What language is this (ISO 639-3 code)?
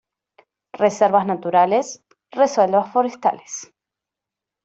spa